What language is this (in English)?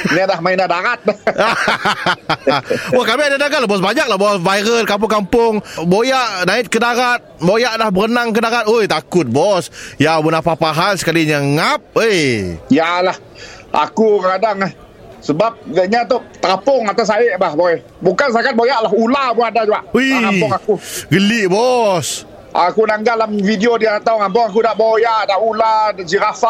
Malay